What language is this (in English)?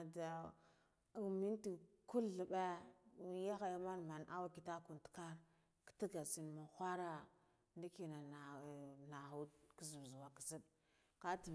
Guduf-Gava